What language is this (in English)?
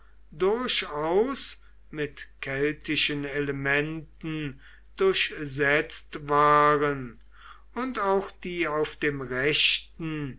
German